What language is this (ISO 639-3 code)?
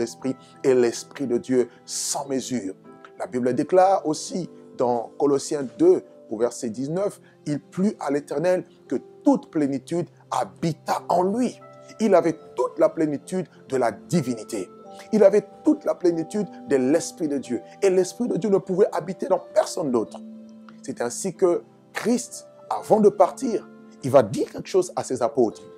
fra